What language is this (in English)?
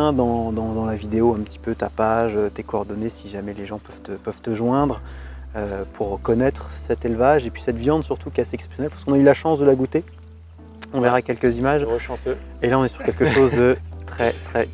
French